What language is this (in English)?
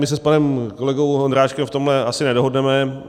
Czech